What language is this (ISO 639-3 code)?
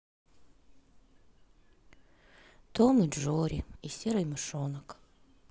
rus